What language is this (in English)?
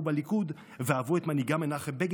Hebrew